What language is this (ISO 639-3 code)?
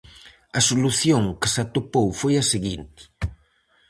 glg